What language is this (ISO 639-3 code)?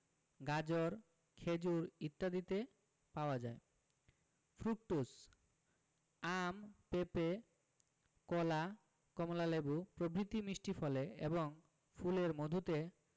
ben